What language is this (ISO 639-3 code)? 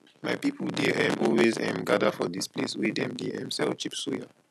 pcm